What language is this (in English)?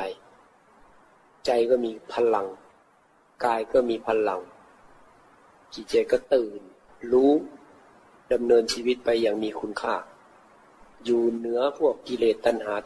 Thai